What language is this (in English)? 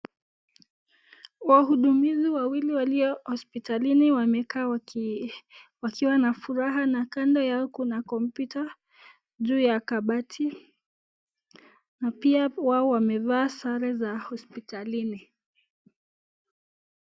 Swahili